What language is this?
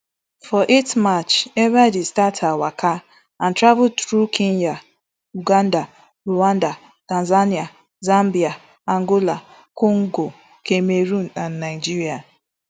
Nigerian Pidgin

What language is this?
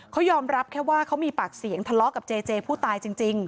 Thai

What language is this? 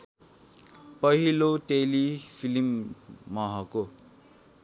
Nepali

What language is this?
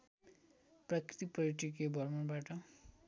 Nepali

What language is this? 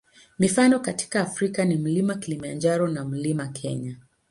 Swahili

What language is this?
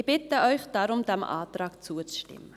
Swiss German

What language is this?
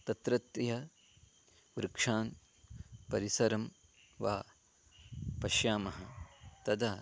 Sanskrit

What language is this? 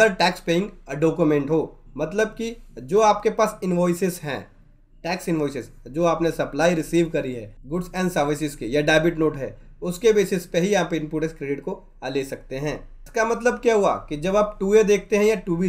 Hindi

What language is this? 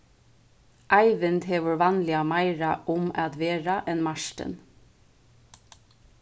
Faroese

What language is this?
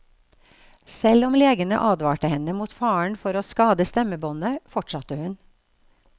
Norwegian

